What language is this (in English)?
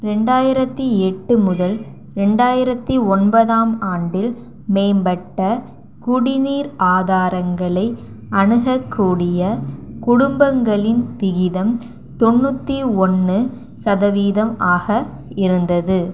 Tamil